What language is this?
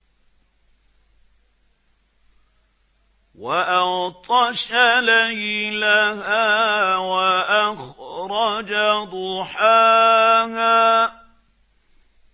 Arabic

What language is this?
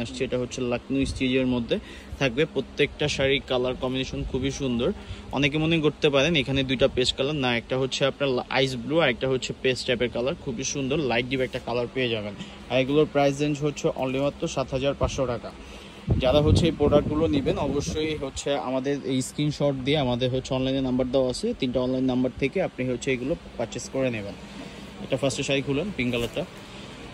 Bangla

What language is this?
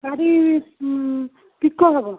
Odia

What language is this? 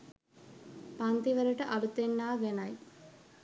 Sinhala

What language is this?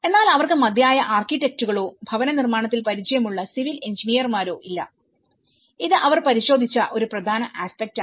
Malayalam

